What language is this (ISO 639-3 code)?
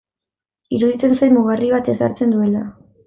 eus